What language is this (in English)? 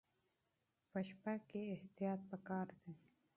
Pashto